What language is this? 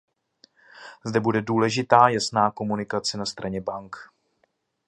Czech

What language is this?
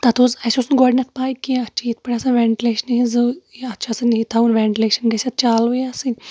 Kashmiri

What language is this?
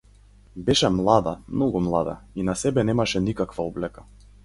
Macedonian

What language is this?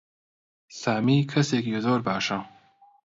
Central Kurdish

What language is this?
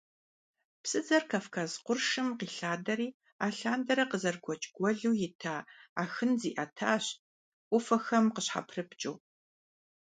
Kabardian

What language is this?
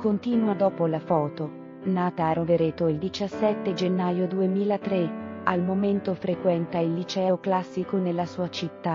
Italian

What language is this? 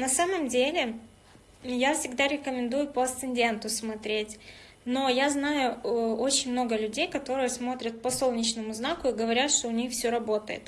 Russian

